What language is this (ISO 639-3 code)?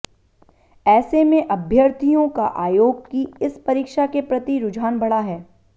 hin